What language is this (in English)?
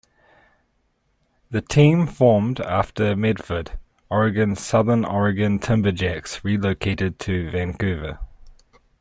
English